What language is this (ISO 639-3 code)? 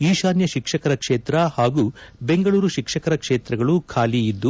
kan